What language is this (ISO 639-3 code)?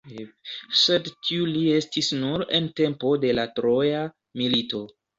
epo